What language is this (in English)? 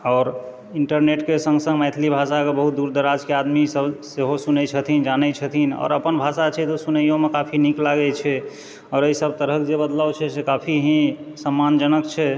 Maithili